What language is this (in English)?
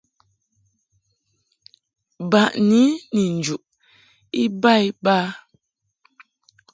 Mungaka